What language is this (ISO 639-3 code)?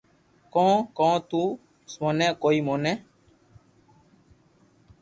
lrk